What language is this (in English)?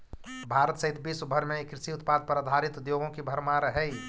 Magahi